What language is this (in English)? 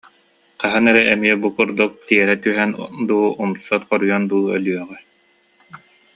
Yakut